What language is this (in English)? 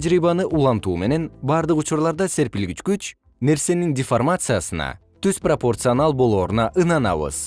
Kyrgyz